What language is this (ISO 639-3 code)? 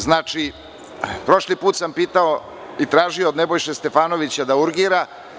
srp